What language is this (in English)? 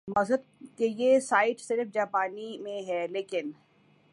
Urdu